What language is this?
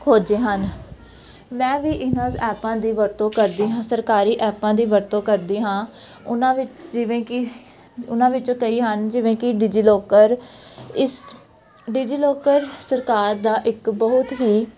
Punjabi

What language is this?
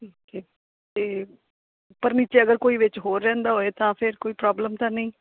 Punjabi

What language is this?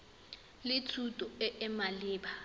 Tswana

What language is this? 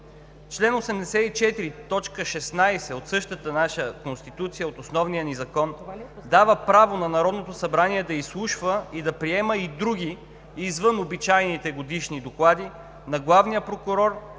Bulgarian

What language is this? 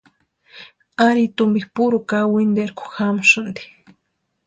Western Highland Purepecha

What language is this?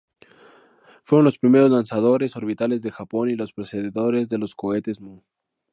Spanish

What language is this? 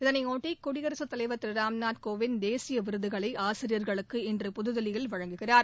Tamil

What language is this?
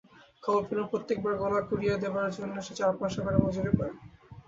Bangla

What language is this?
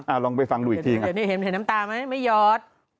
Thai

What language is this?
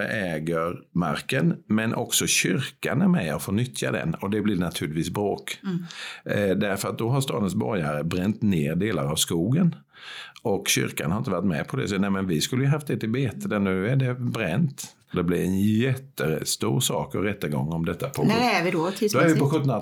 Swedish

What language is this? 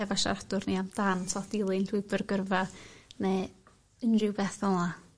Welsh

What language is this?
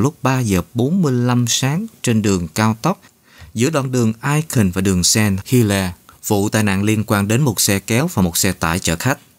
Vietnamese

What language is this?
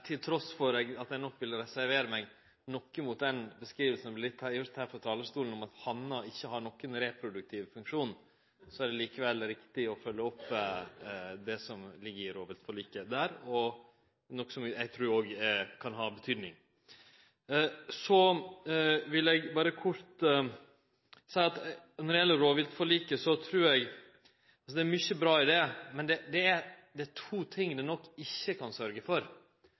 Norwegian Nynorsk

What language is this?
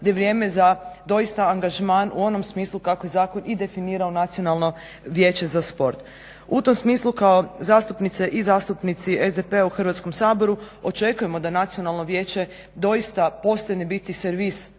Croatian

